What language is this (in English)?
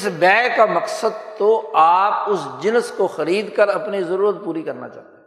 Urdu